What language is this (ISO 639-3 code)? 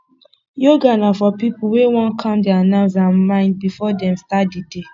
pcm